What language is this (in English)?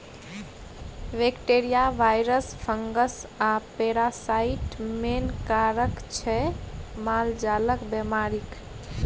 Maithili